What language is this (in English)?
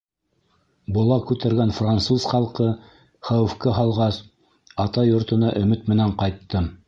Bashkir